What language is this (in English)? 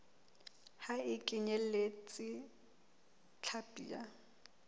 Southern Sotho